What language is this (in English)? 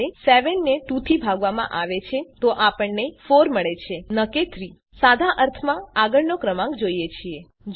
Gujarati